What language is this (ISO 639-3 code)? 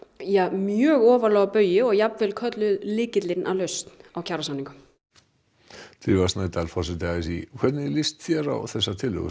isl